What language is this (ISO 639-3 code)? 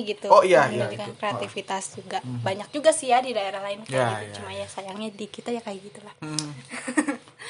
ind